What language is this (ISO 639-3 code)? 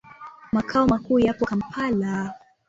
swa